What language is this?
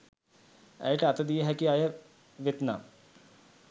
Sinhala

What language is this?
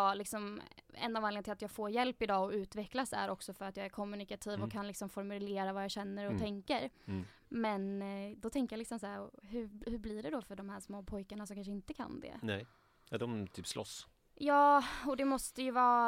Swedish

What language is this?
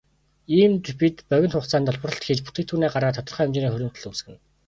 Mongolian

